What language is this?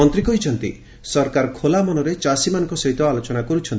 Odia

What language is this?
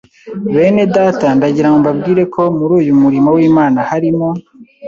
Kinyarwanda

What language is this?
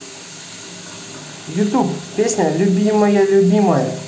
Russian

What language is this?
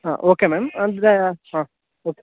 Kannada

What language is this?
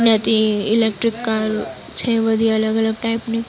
Gujarati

